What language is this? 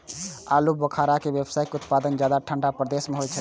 Maithili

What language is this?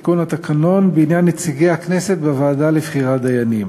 Hebrew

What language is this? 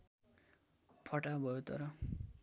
Nepali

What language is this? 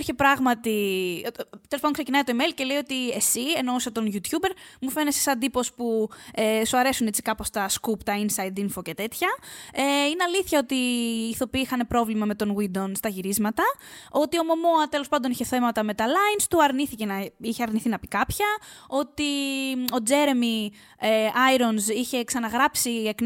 Greek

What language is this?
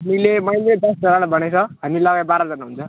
Nepali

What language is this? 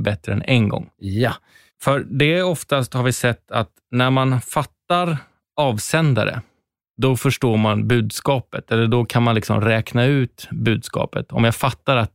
Swedish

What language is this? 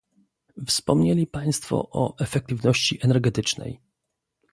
Polish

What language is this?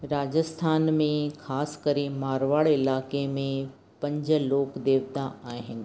Sindhi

